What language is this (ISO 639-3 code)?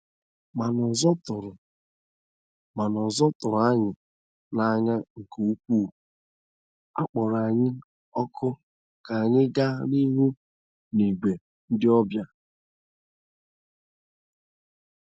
ibo